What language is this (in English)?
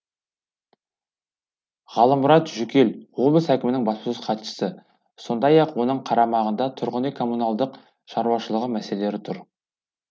Kazakh